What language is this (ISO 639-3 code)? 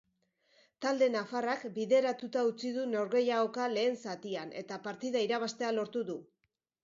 eus